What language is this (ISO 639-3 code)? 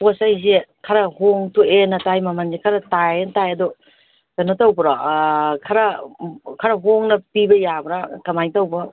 mni